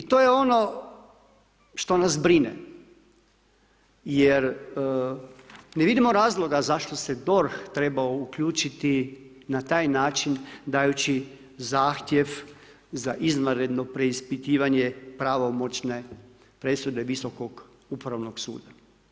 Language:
Croatian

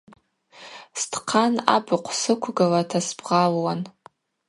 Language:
Abaza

